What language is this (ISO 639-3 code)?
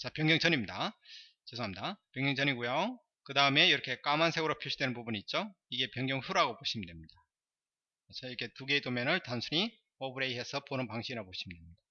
kor